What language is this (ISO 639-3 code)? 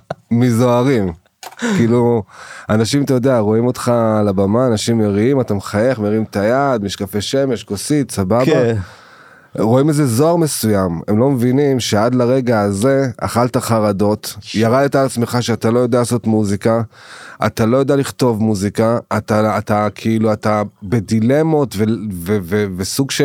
heb